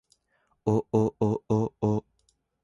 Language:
Japanese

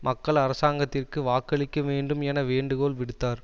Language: Tamil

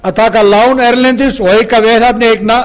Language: Icelandic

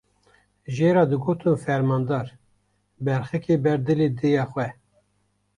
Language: Kurdish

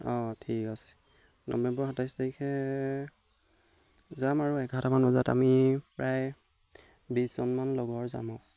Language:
Assamese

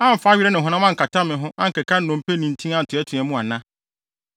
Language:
Akan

